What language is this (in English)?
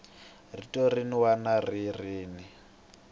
Tsonga